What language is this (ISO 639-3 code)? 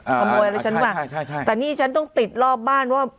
tha